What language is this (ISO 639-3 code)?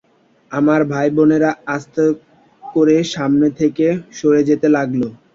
ben